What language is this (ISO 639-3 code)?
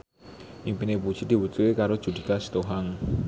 jav